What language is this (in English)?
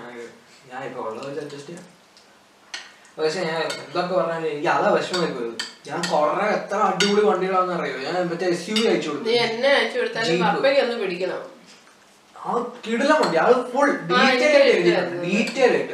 Malayalam